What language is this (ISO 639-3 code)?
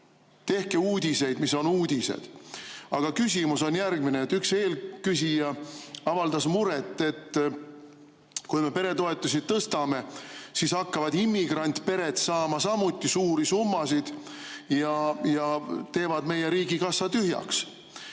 est